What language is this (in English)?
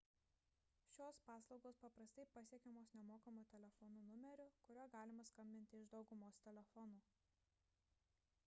Lithuanian